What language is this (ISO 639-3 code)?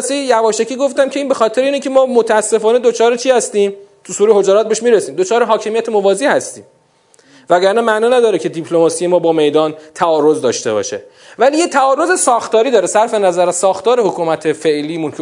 fas